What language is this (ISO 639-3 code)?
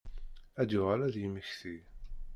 kab